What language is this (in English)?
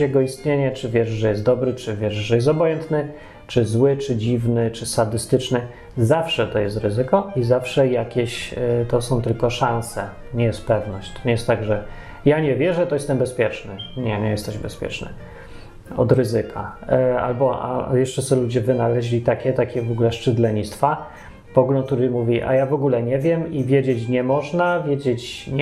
Polish